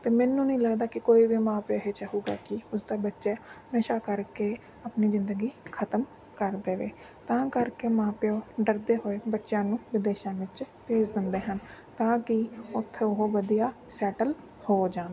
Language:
Punjabi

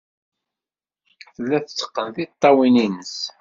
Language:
Kabyle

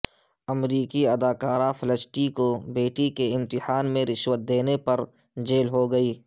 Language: Urdu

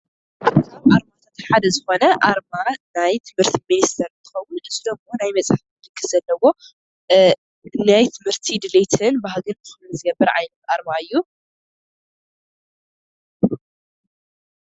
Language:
Tigrinya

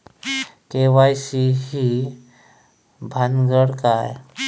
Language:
Marathi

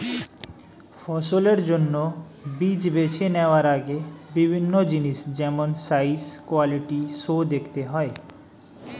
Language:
Bangla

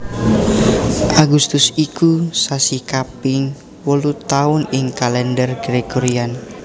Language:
Javanese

